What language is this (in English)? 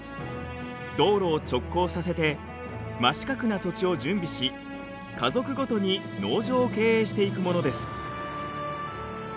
Japanese